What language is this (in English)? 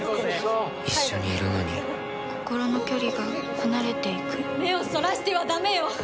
Japanese